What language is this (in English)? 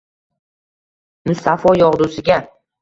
Uzbek